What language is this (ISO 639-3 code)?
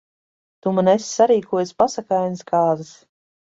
lav